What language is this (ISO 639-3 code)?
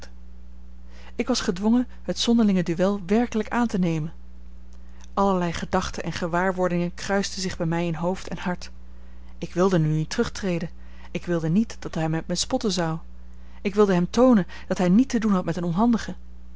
nld